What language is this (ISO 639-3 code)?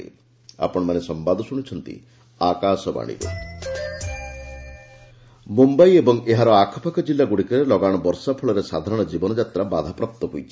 ori